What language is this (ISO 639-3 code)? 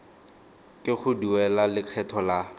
tsn